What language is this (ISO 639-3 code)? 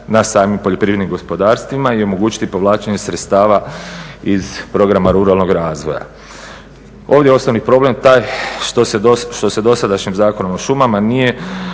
hrv